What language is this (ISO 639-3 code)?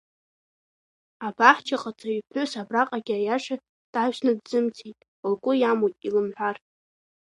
abk